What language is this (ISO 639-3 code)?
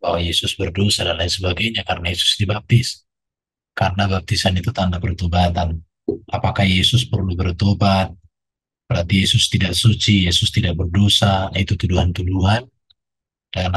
ind